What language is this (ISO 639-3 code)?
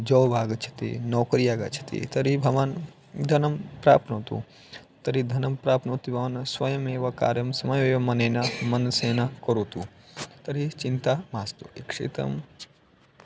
san